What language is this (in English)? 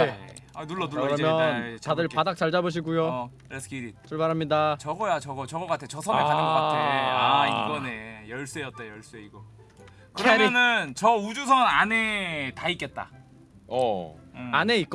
Korean